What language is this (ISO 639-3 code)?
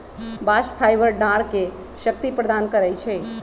mag